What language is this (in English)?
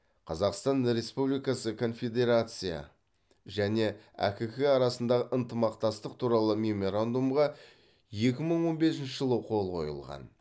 Kazakh